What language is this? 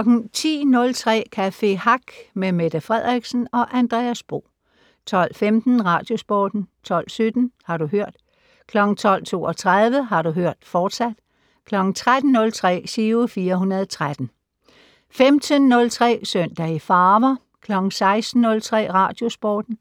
Danish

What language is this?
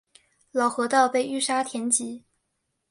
Chinese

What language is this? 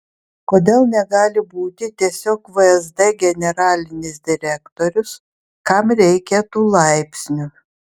Lithuanian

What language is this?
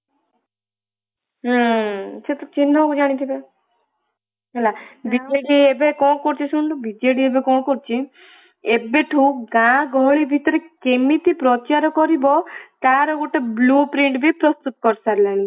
Odia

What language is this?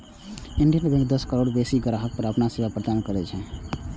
Maithili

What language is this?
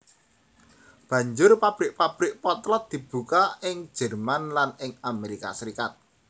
Javanese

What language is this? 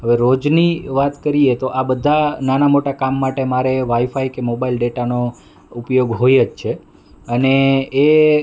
Gujarati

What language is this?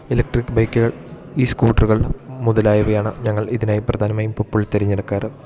Malayalam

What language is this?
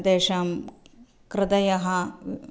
Sanskrit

